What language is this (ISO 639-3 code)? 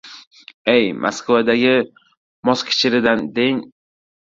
uzb